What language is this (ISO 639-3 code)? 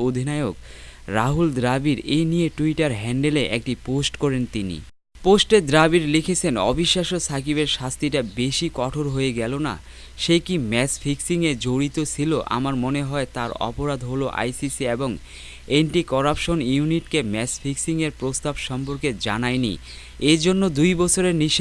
ben